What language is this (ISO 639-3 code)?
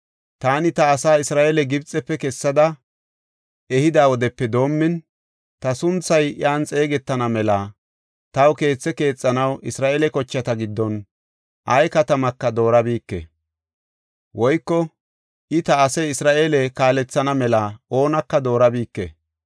gof